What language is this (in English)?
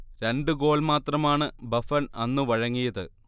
Malayalam